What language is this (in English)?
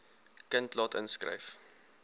Afrikaans